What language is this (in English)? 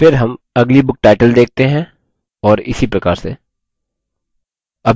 Hindi